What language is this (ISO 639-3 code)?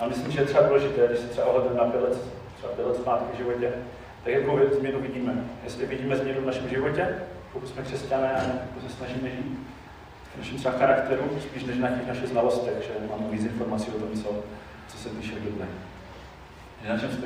ces